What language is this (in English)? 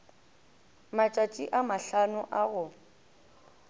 Northern Sotho